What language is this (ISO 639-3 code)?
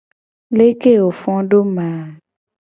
gej